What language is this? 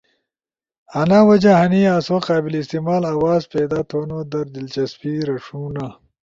Ushojo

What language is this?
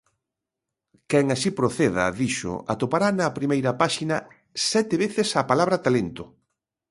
Galician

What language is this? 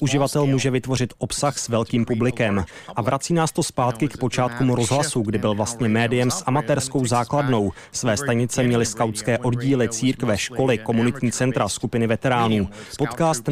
Czech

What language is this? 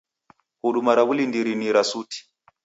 Taita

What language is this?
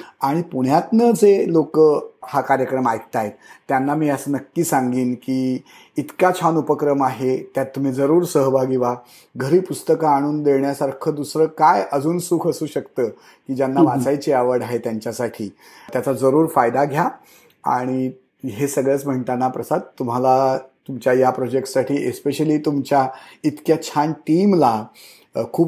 Marathi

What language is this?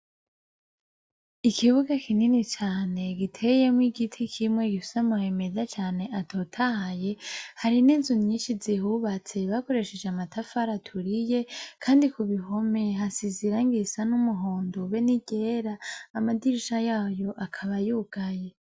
Rundi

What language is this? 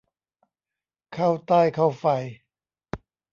Thai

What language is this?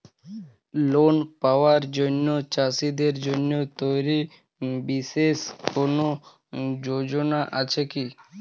Bangla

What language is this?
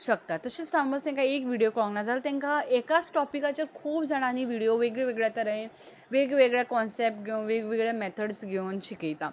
Konkani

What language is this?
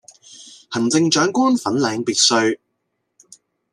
Cantonese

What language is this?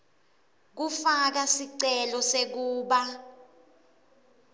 Swati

